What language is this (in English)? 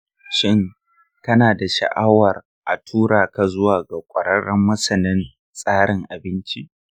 Hausa